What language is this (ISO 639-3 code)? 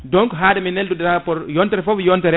ful